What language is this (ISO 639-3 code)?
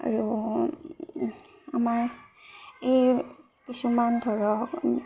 asm